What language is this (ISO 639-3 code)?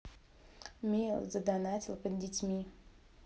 rus